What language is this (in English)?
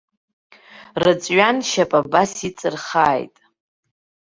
Abkhazian